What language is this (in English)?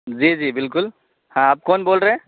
Urdu